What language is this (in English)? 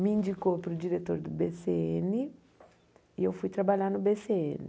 Portuguese